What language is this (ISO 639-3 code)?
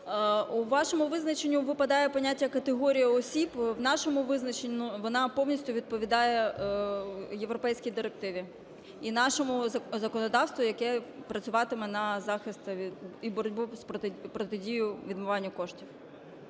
ukr